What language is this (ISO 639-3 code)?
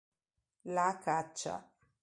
ita